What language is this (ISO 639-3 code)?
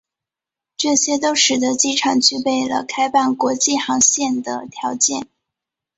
zho